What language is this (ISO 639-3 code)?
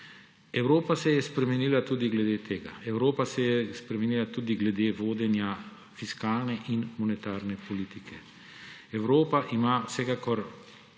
slv